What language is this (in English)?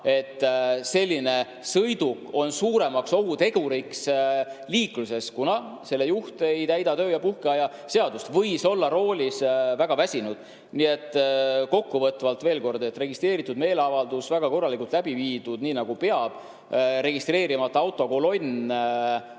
Estonian